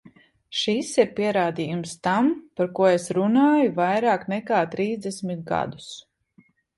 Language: Latvian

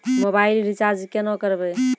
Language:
Maithili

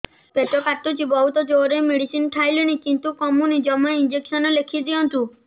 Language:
Odia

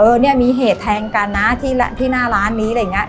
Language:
Thai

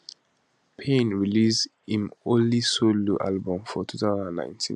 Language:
Nigerian Pidgin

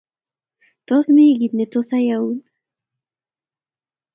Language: Kalenjin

